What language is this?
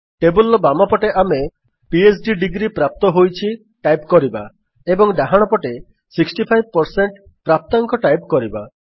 Odia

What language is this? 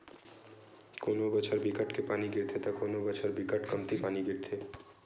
Chhattisgarhi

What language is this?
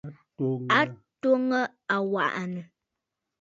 Bafut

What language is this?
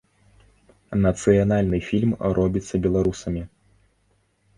Belarusian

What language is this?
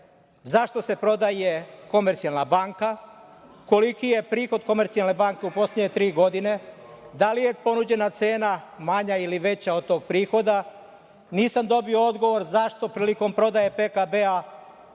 Serbian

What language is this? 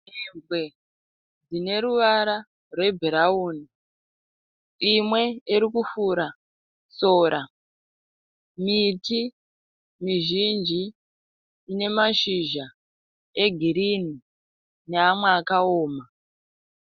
Shona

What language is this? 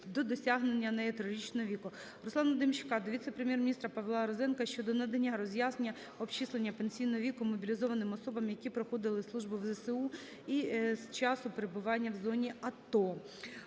Ukrainian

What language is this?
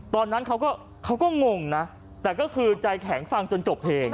Thai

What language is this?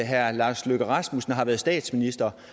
Danish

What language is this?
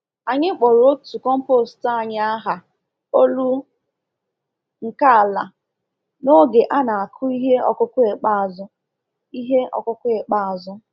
Igbo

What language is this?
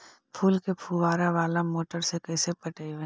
Magahi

